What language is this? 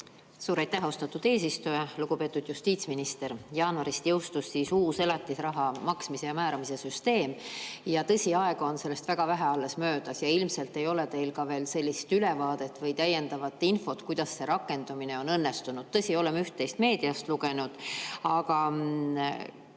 Estonian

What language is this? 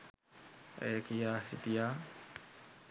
Sinhala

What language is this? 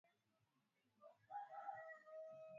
Swahili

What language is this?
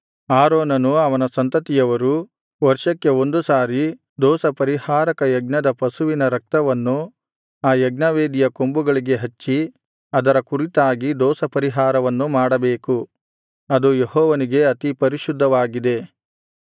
Kannada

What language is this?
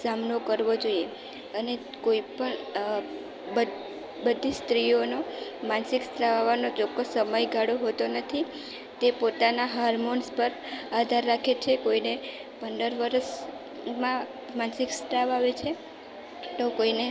Gujarati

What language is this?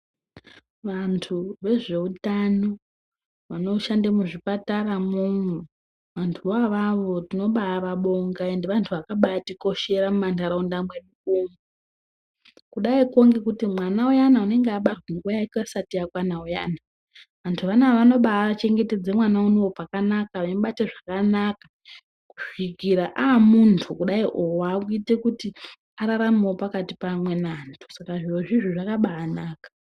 Ndau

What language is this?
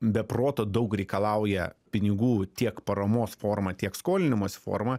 Lithuanian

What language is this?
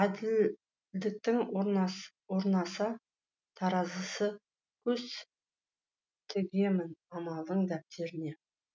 Kazakh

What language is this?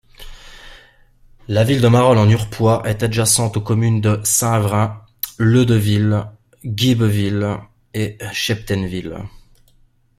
French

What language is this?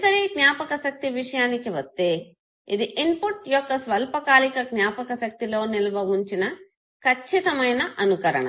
Telugu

